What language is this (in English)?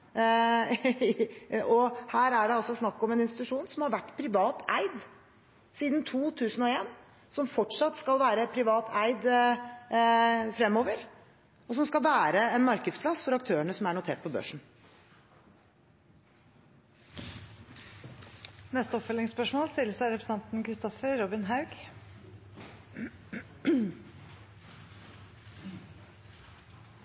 Norwegian